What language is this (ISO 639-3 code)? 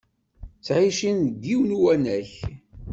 kab